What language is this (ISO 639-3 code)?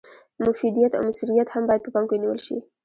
pus